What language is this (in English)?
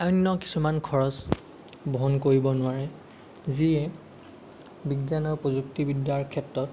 Assamese